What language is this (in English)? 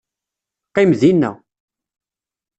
Kabyle